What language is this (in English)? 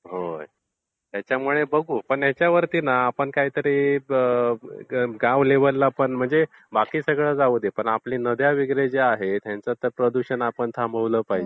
Marathi